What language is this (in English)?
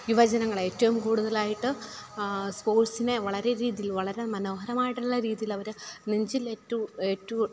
Malayalam